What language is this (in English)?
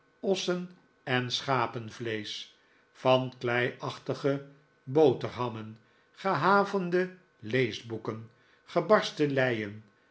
Dutch